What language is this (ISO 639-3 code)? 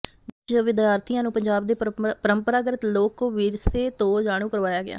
pan